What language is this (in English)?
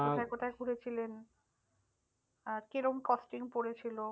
Bangla